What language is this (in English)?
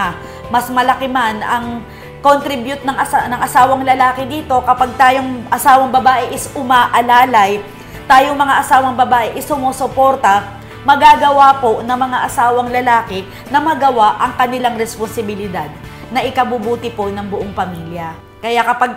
Filipino